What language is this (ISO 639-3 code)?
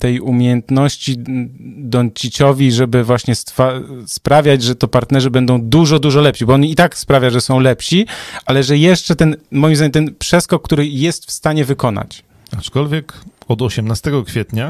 pol